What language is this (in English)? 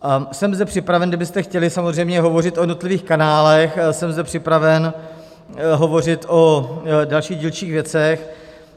Czech